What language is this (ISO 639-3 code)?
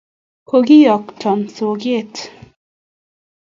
kln